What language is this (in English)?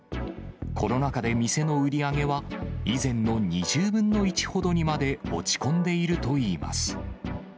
Japanese